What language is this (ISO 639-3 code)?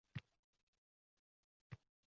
uzb